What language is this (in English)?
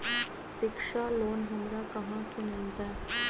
Magahi